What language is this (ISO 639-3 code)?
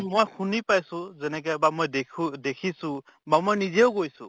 asm